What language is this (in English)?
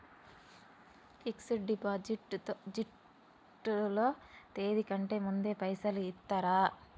Telugu